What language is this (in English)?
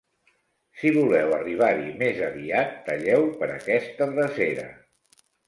Catalan